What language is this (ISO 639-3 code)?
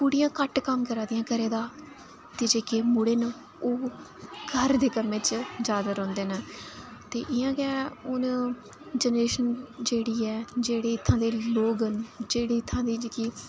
doi